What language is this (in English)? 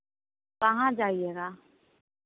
Hindi